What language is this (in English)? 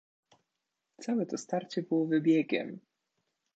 Polish